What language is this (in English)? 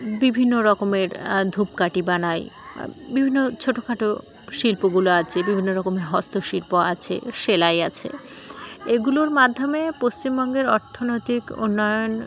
Bangla